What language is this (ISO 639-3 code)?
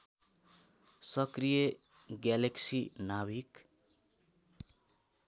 nep